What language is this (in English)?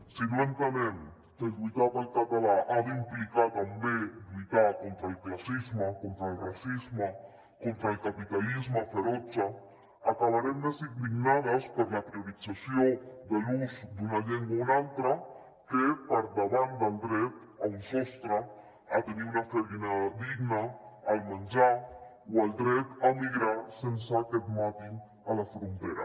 Catalan